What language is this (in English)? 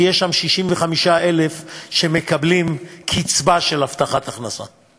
Hebrew